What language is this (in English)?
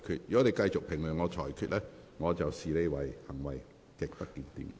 Cantonese